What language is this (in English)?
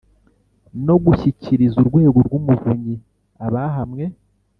Kinyarwanda